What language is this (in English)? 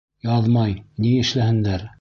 Bashkir